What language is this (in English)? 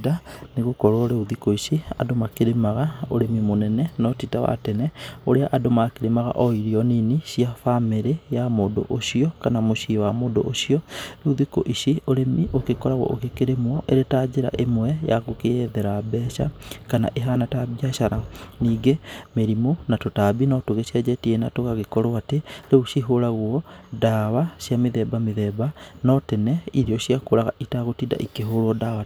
Kikuyu